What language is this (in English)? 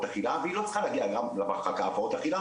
Hebrew